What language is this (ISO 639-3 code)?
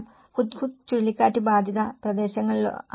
mal